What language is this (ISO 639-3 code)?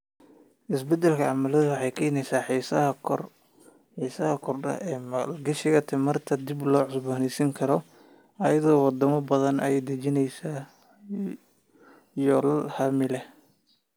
som